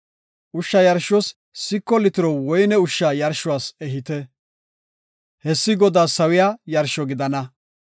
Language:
Gofa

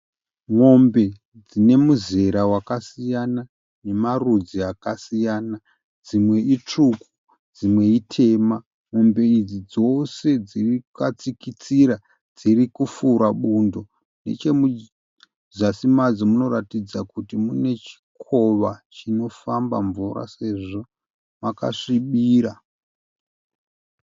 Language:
Shona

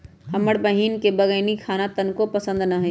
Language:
Magahi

